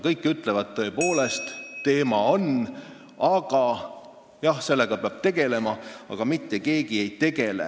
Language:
Estonian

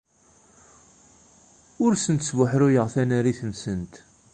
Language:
Kabyle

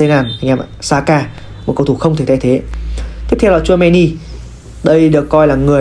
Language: Vietnamese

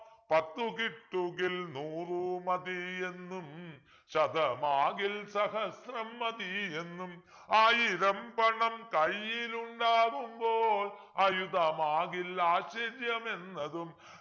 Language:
Malayalam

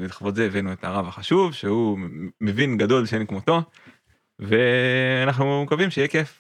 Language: Hebrew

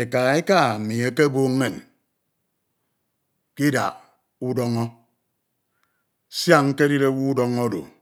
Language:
Ito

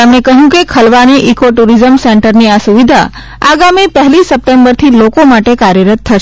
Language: Gujarati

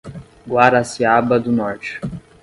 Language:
Portuguese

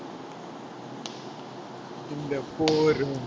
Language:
Tamil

